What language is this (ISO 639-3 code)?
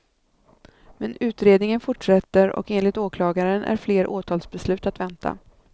swe